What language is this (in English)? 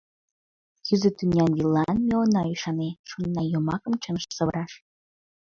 Mari